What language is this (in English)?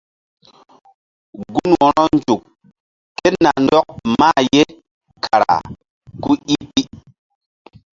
Mbum